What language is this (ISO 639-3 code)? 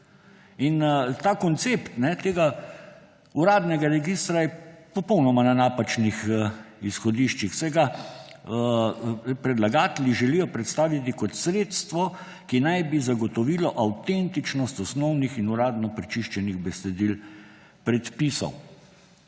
slv